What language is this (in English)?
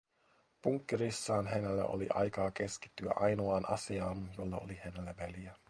Finnish